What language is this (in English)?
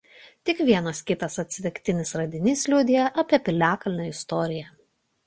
Lithuanian